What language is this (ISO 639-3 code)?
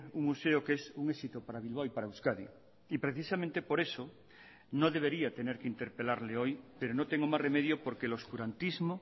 spa